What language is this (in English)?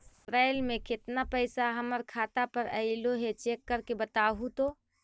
Magahi